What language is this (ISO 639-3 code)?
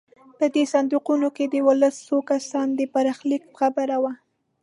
pus